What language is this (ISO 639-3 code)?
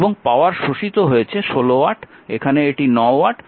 ben